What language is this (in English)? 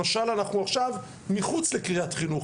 Hebrew